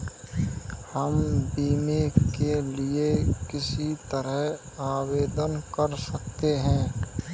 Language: Hindi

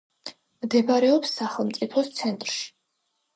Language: Georgian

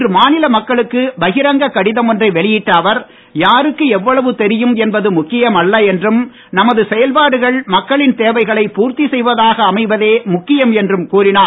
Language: Tamil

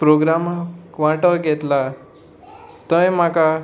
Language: Konkani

